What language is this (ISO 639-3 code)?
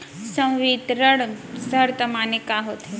hne